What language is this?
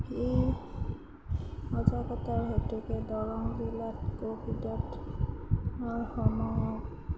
Assamese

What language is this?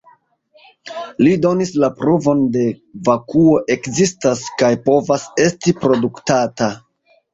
Esperanto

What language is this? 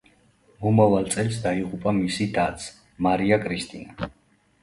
Georgian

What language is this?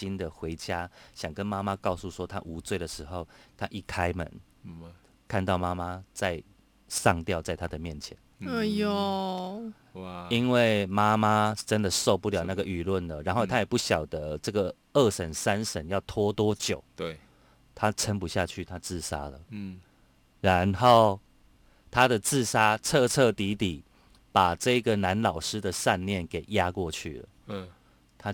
Chinese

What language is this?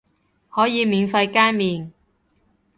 Cantonese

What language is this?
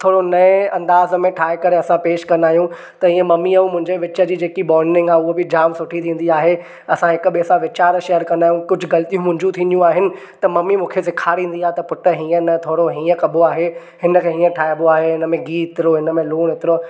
Sindhi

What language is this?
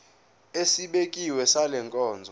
Zulu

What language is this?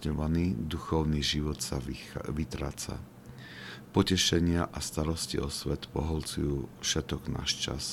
Slovak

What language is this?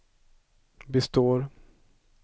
Swedish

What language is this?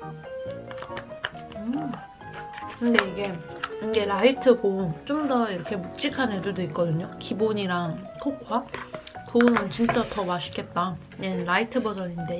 Korean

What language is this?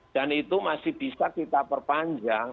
Indonesian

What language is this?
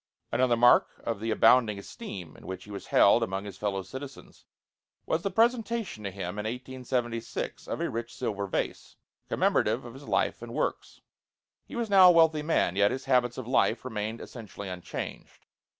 English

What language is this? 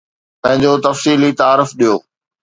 Sindhi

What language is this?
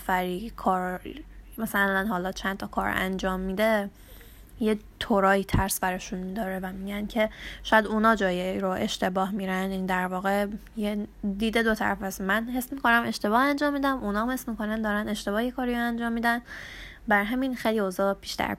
Persian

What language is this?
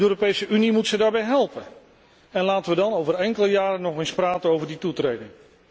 Dutch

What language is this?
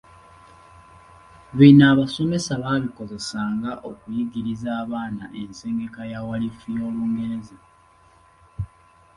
Ganda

